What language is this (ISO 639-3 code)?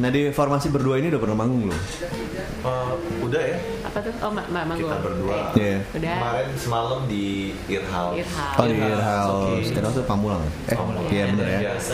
ind